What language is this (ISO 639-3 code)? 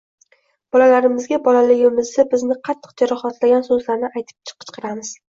uzb